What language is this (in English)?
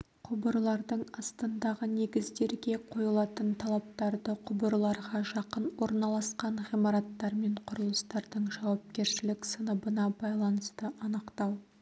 Kazakh